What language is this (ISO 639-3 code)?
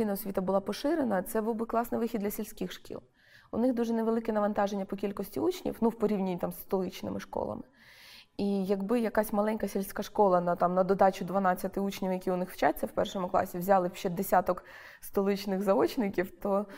ukr